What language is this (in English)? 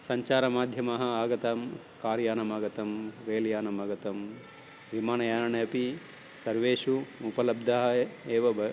Sanskrit